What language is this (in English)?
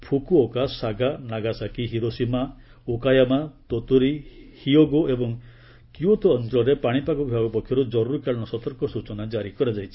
Odia